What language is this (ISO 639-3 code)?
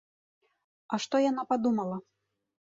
bel